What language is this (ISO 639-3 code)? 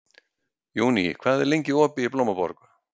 isl